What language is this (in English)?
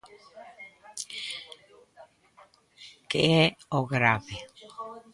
Galician